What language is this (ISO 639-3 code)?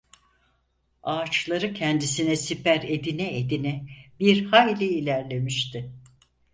tur